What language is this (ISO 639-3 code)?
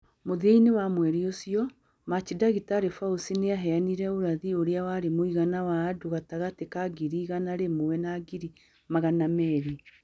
kik